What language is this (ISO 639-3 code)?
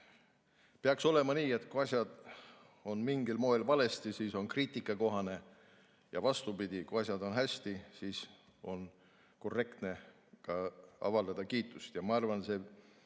est